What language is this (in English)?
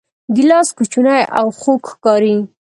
Pashto